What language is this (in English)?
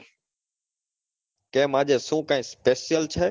Gujarati